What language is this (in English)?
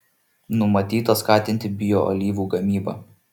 Lithuanian